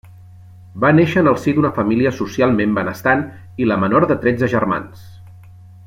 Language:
Catalan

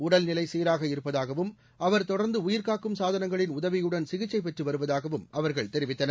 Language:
Tamil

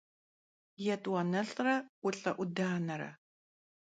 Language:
Kabardian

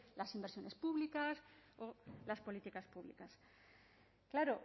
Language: Spanish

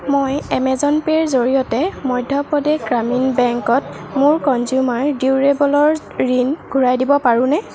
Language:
Assamese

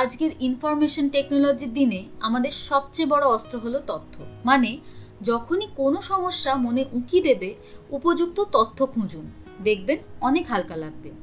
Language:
Bangla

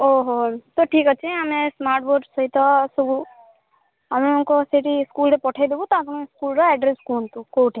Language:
Odia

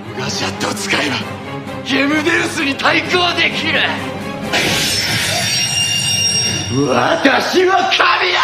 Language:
Japanese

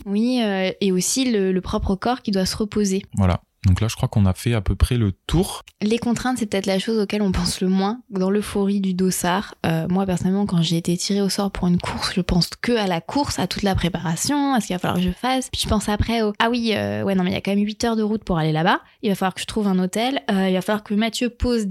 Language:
French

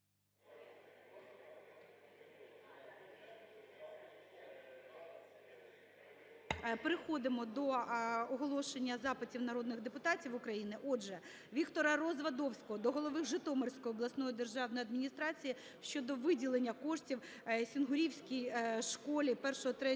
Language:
Ukrainian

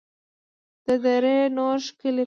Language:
Pashto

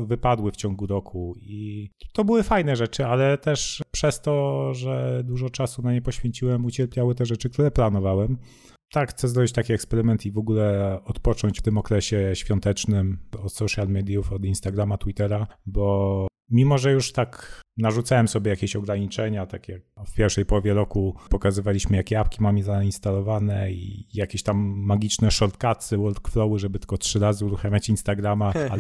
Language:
Polish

